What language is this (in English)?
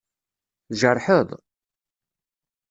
Kabyle